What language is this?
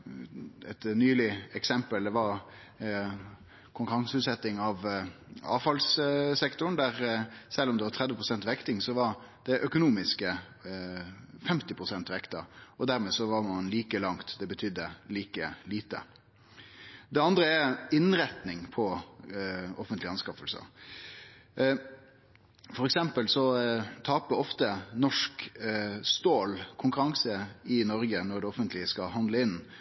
Norwegian Nynorsk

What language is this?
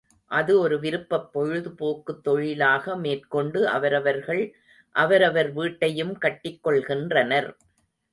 Tamil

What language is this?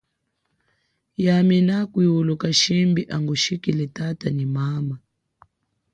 Chokwe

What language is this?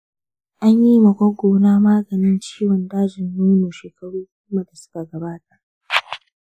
Hausa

